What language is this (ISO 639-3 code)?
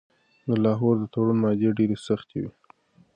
pus